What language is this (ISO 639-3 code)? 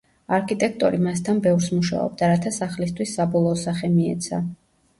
kat